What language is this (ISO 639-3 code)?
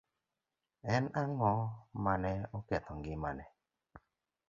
luo